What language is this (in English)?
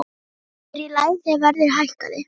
Icelandic